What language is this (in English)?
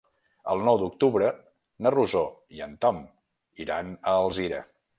Catalan